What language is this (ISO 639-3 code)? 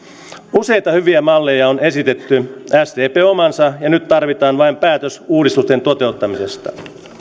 fin